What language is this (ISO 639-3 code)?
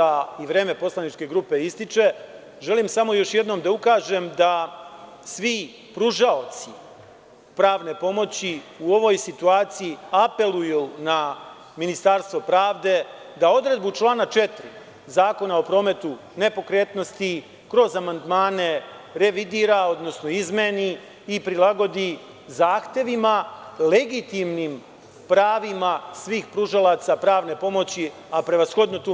srp